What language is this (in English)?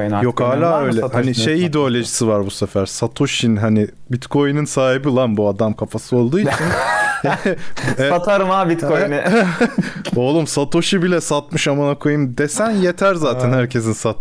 Turkish